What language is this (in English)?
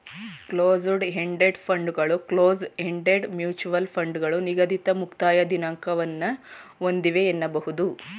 Kannada